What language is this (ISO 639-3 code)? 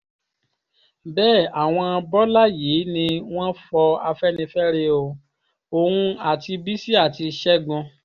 yor